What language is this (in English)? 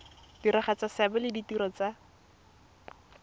Tswana